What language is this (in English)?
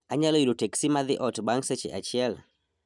Luo (Kenya and Tanzania)